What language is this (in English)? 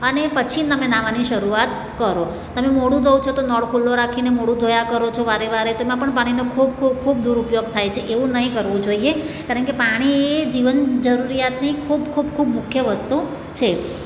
Gujarati